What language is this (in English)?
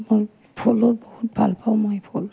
Assamese